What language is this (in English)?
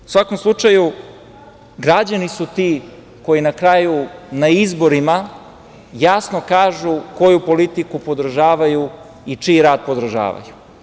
Serbian